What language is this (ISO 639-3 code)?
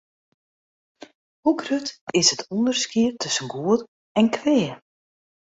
fry